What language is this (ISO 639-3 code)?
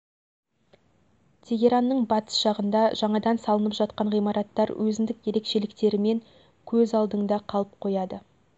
kaz